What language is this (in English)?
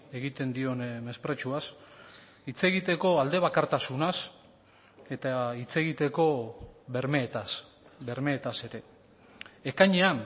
Basque